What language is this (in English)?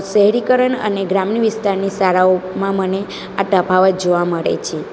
Gujarati